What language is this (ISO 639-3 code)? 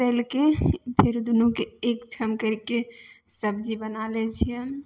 mai